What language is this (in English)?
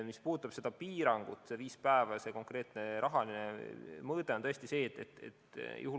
Estonian